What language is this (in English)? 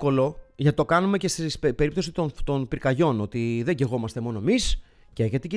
Greek